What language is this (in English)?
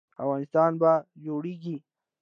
Pashto